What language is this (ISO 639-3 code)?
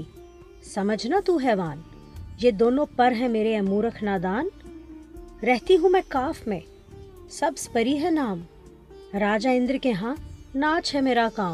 urd